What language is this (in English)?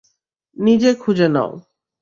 Bangla